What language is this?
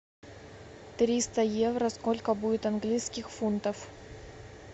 Russian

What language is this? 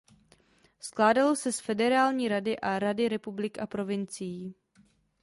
Czech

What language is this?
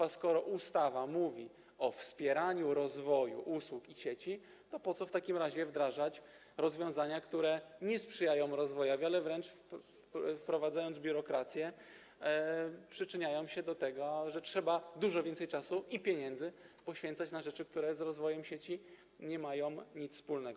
Polish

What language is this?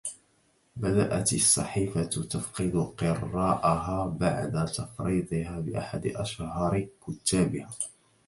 Arabic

